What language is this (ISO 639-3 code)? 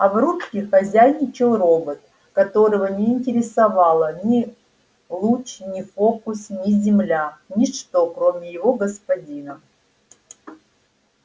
rus